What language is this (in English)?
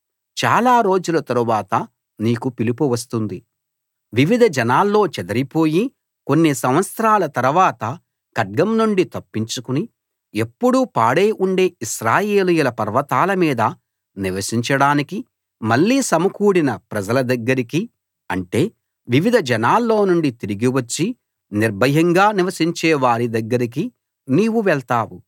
Telugu